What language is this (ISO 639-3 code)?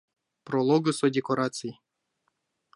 chm